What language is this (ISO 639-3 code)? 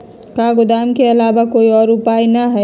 mag